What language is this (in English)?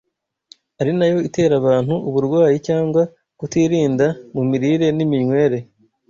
Kinyarwanda